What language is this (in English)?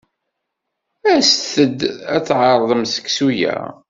Kabyle